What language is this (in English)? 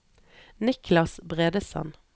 Norwegian